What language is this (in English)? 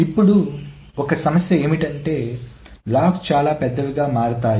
Telugu